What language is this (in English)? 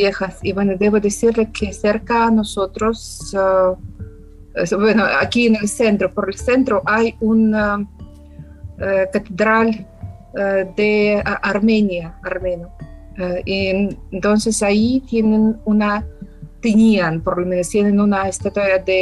Spanish